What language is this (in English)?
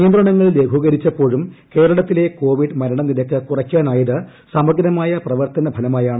Malayalam